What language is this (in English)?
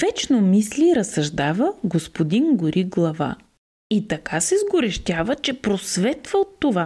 Bulgarian